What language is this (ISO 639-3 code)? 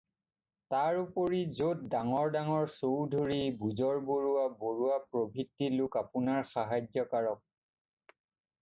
asm